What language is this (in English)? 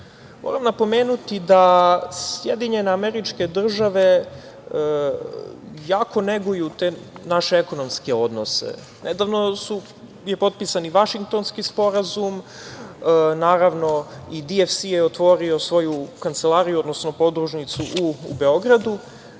Serbian